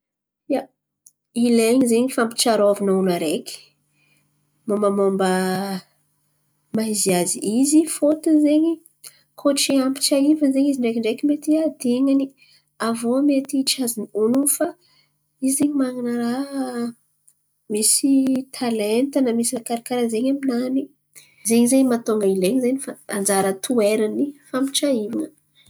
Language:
Antankarana Malagasy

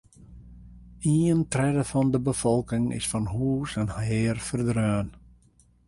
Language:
Western Frisian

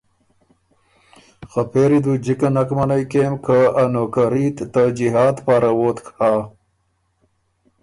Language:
Ormuri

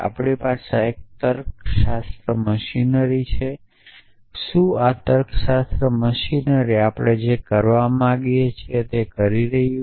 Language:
Gujarati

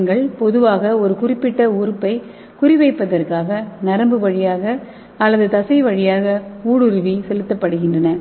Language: Tamil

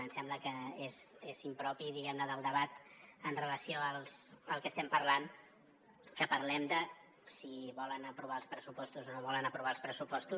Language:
Catalan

